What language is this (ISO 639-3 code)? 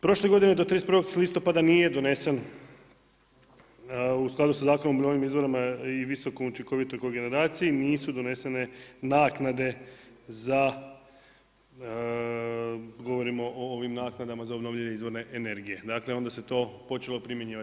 hrv